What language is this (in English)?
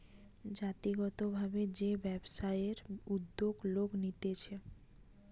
Bangla